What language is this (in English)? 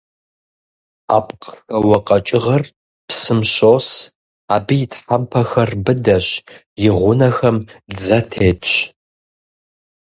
Kabardian